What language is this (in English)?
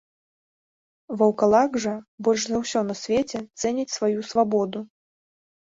Belarusian